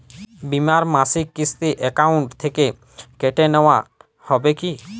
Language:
Bangla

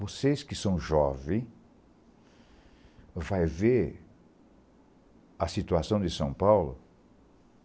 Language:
Portuguese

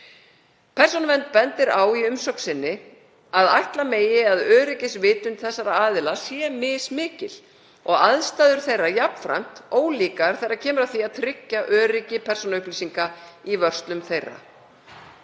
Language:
Icelandic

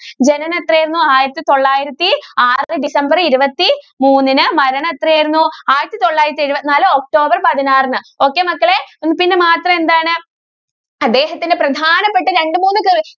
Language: Malayalam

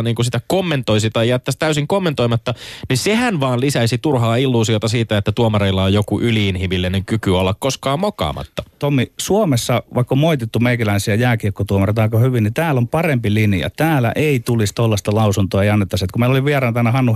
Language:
Finnish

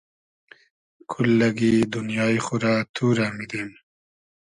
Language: Hazaragi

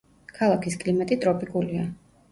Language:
Georgian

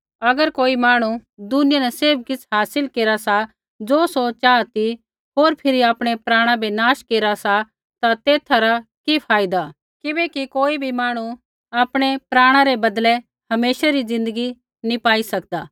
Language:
Kullu Pahari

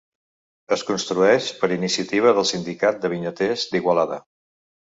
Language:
Catalan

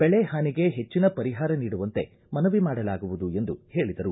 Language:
Kannada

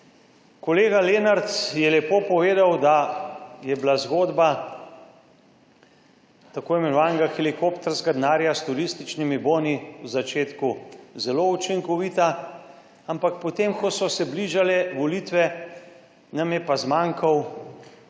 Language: Slovenian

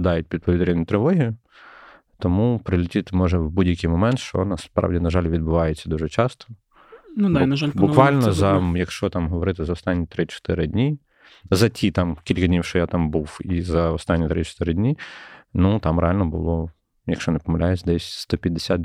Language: Ukrainian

